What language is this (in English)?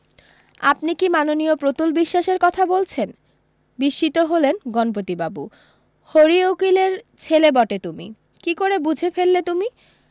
Bangla